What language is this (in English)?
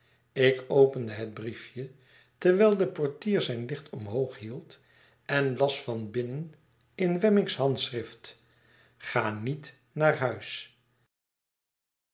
Dutch